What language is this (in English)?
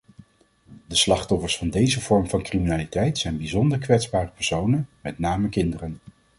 Dutch